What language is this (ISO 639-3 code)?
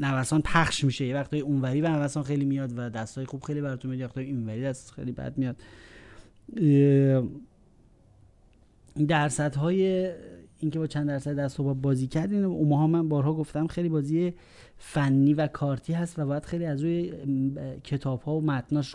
fas